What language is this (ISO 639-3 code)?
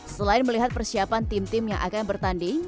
ind